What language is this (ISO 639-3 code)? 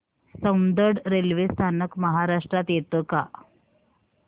mar